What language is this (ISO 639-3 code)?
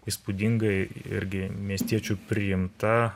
lit